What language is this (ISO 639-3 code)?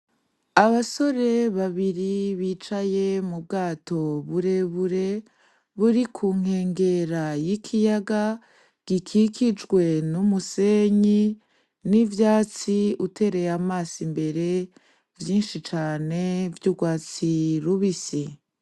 run